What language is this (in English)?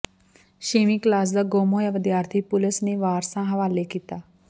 Punjabi